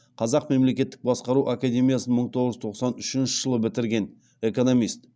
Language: Kazakh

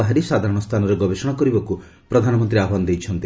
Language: Odia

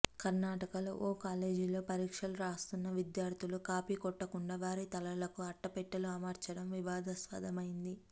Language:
Telugu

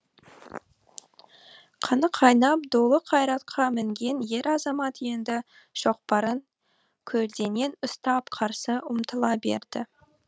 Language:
Kazakh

